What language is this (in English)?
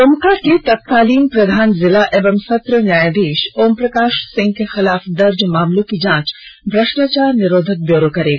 Hindi